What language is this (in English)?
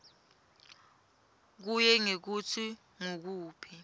Swati